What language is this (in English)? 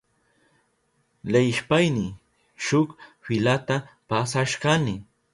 Southern Pastaza Quechua